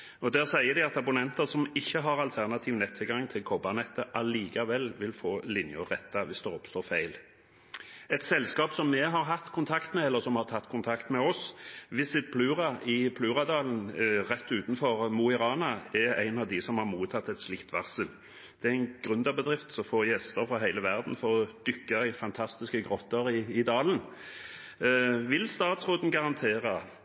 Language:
Norwegian Bokmål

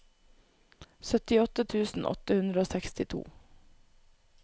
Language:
Norwegian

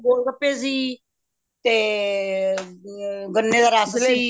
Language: Punjabi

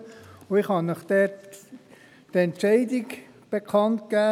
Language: Swiss German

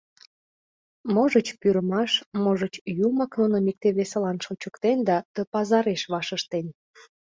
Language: Mari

